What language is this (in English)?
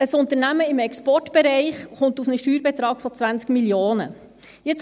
Swiss German